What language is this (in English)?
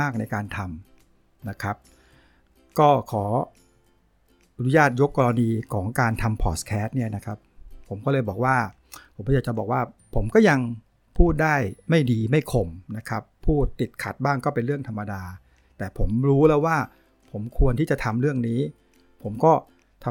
Thai